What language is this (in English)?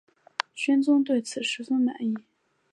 Chinese